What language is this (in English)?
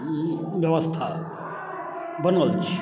Maithili